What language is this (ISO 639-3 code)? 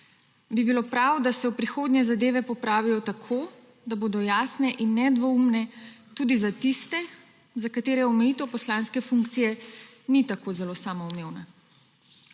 slv